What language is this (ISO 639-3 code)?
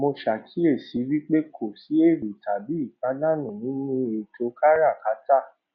yor